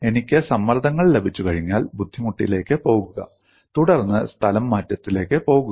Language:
Malayalam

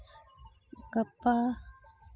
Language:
Santali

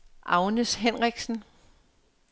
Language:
Danish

